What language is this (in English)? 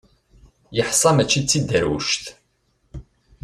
Kabyle